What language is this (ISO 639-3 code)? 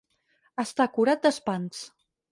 cat